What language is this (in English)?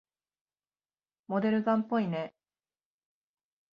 Japanese